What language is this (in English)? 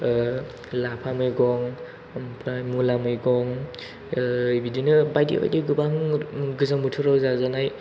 Bodo